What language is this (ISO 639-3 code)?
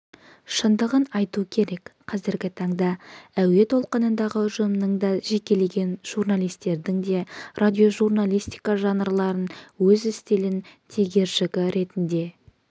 kaz